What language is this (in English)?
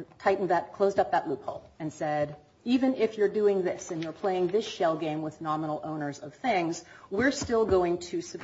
English